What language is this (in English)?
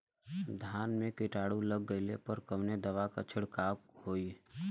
Bhojpuri